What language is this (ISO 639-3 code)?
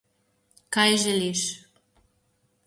slv